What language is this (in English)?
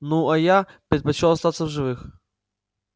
Russian